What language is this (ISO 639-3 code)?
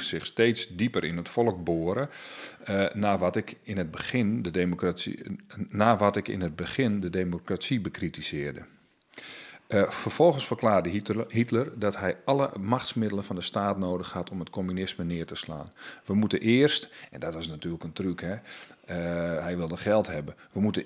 nld